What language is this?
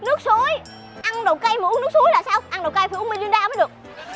Vietnamese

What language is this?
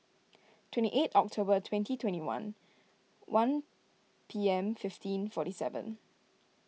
English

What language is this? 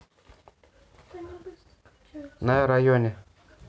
Russian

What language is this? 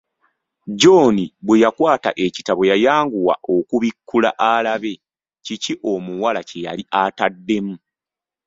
Ganda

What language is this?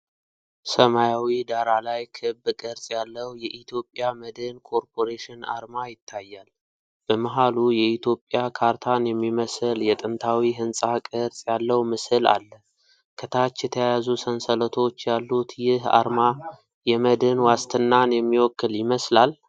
Amharic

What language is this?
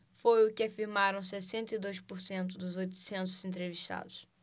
Portuguese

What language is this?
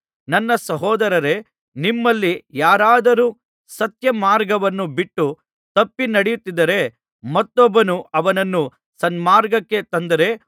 Kannada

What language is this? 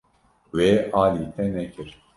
Kurdish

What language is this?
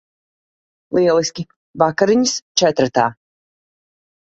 Latvian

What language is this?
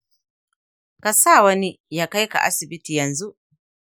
Hausa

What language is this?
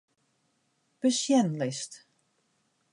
Western Frisian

